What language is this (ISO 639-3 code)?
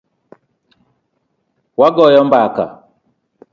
luo